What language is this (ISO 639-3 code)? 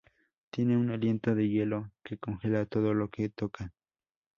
spa